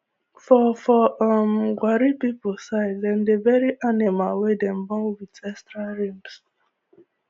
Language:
Nigerian Pidgin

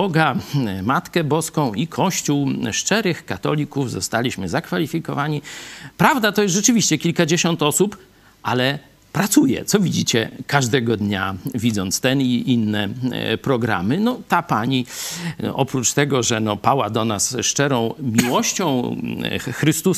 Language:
Polish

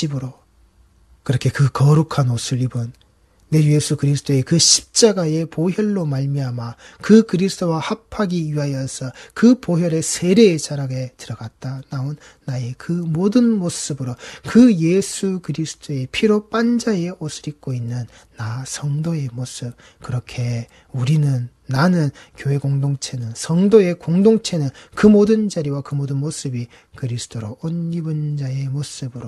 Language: Korean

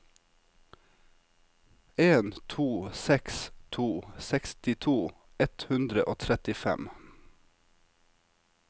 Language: Norwegian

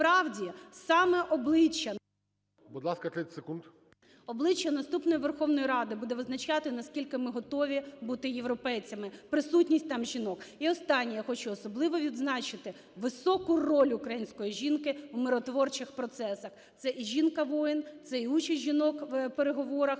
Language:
Ukrainian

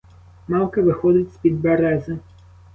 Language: Ukrainian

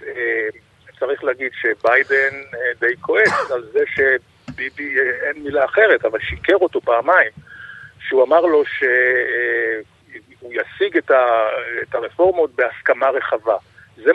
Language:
Hebrew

